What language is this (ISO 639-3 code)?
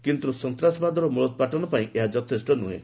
ori